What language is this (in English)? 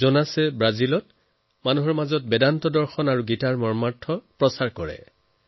Assamese